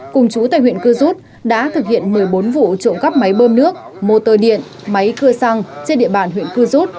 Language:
Vietnamese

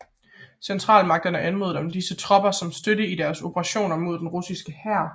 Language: Danish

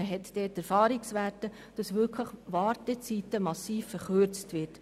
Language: Swiss German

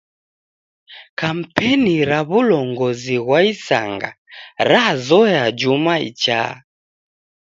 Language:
Taita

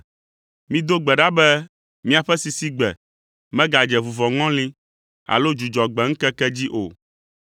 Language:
Ewe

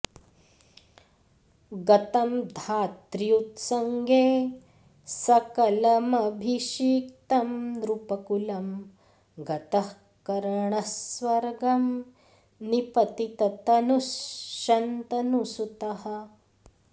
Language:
Sanskrit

